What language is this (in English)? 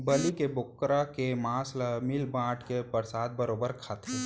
Chhattisgarhi